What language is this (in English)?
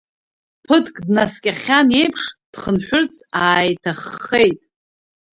Abkhazian